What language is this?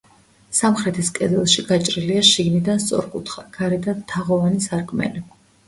Georgian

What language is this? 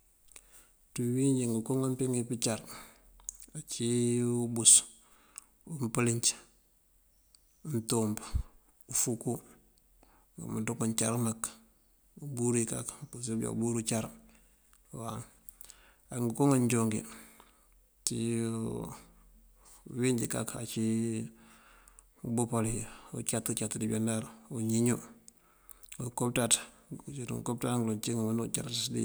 Mandjak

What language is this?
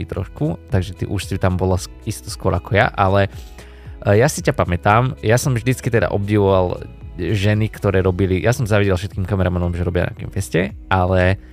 Slovak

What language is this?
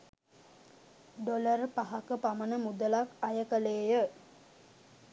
Sinhala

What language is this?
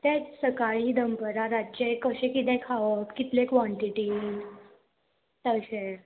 Konkani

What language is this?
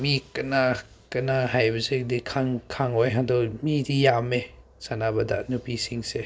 Manipuri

